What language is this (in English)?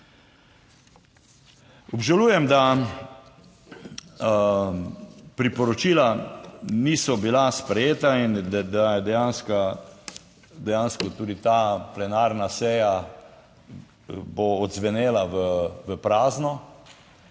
Slovenian